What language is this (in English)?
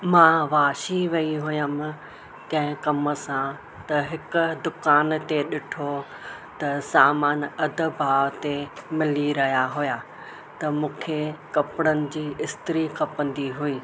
Sindhi